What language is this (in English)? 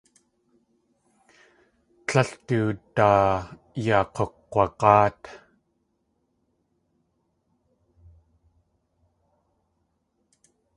Tlingit